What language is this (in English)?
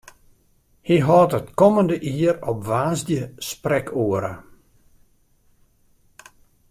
Western Frisian